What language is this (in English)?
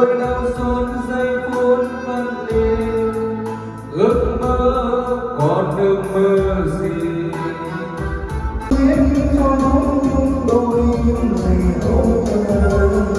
Vietnamese